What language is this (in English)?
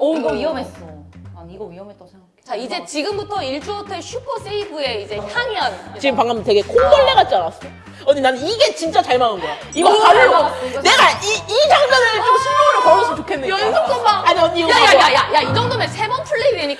Korean